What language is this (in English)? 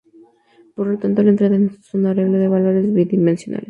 Spanish